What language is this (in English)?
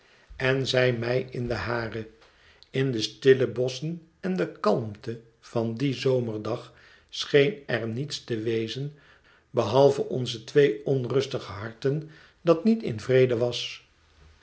Dutch